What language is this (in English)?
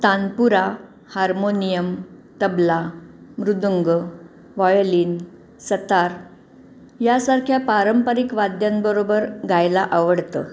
Marathi